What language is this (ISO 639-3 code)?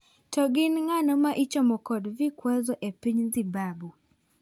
luo